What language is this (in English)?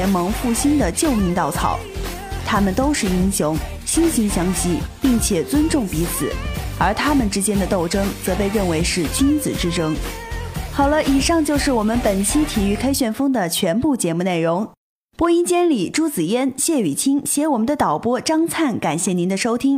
Chinese